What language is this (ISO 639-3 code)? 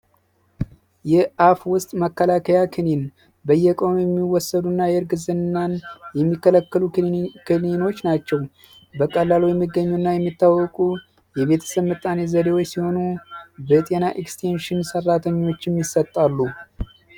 amh